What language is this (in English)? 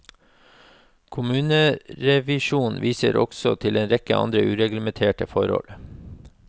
Norwegian